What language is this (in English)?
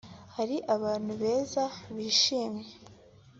Kinyarwanda